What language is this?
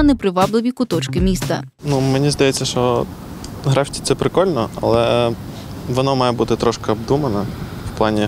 Ukrainian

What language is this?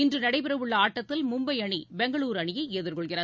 Tamil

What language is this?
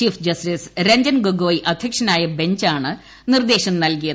Malayalam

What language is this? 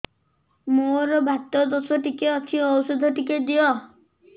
Odia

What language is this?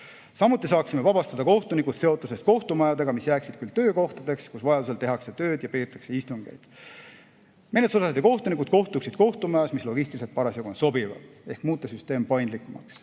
Estonian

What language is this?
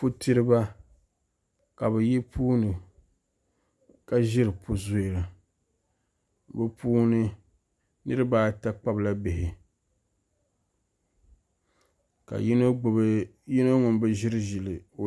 Dagbani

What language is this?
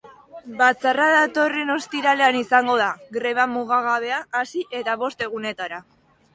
Basque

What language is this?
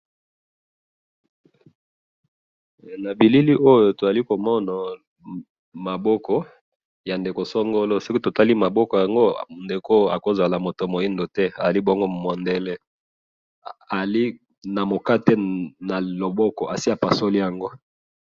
Lingala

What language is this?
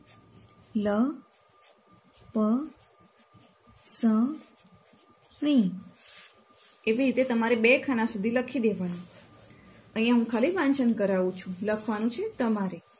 Gujarati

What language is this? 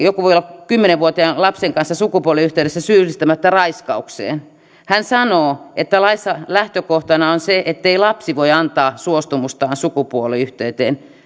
Finnish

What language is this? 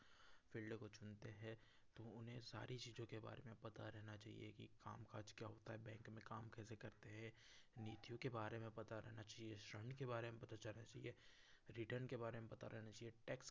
Hindi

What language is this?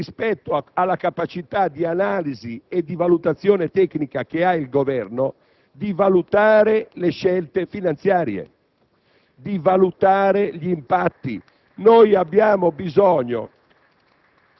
Italian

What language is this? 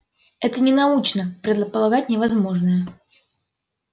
Russian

